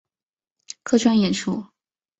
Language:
Chinese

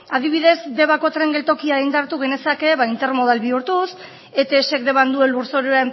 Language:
Basque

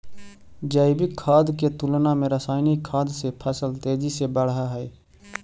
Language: Magahi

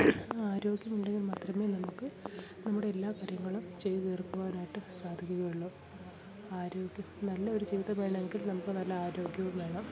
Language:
Malayalam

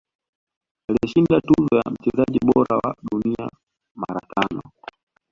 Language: Swahili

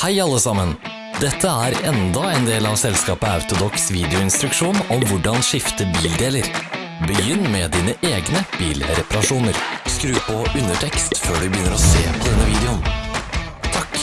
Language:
Norwegian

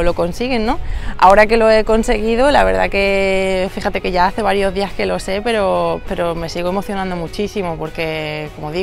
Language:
Spanish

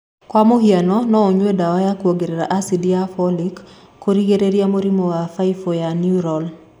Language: Kikuyu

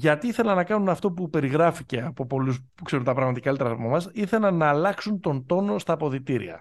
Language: Greek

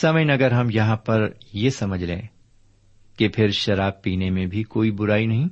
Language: Urdu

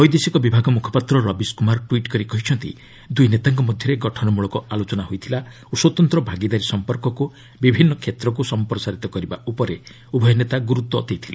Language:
Odia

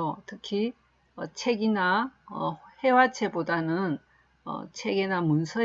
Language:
Korean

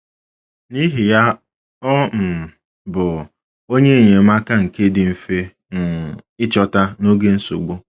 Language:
Igbo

